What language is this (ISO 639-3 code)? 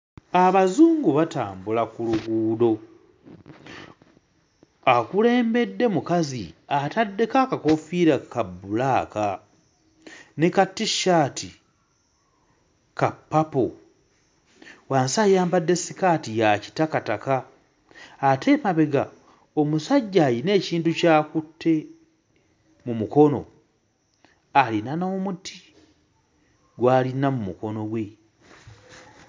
lug